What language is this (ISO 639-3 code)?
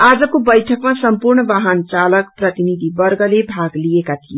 nep